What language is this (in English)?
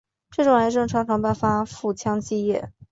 Chinese